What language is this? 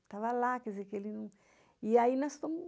Portuguese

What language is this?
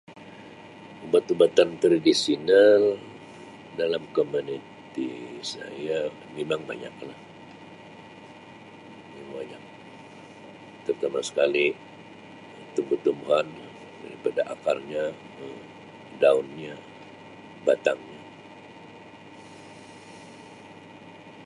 Sabah Malay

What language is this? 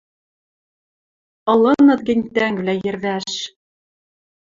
Western Mari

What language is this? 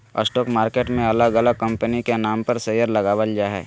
Magahi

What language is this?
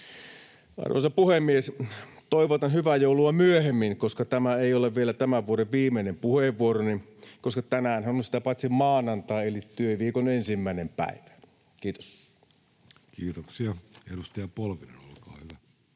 Finnish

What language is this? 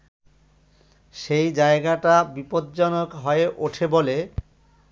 Bangla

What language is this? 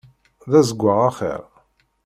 Kabyle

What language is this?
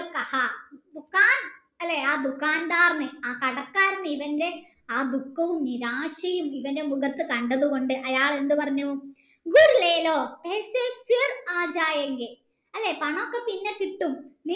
Malayalam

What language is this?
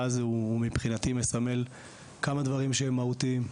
Hebrew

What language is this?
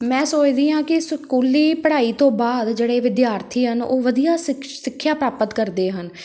Punjabi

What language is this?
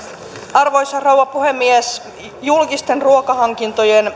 Finnish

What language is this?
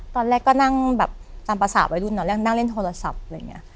Thai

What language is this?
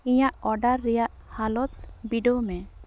Santali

